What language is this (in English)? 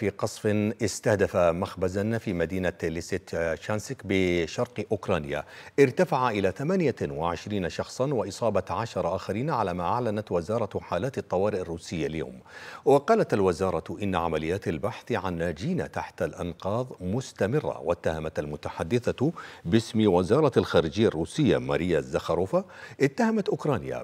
Arabic